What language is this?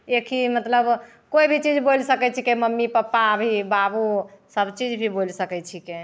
Maithili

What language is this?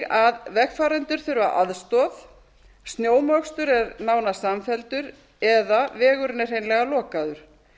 Icelandic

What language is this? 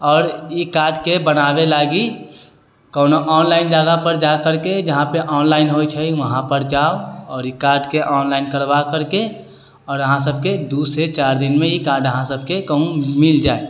Maithili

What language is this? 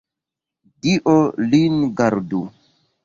Esperanto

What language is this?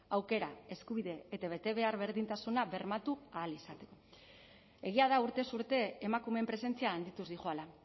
Basque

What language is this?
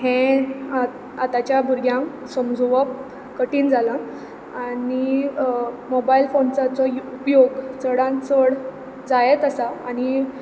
Konkani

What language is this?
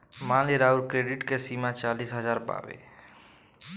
Bhojpuri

